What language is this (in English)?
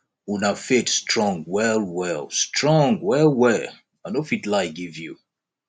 Nigerian Pidgin